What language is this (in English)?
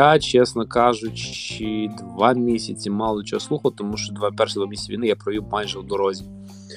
Ukrainian